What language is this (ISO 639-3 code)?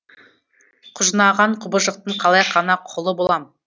kaz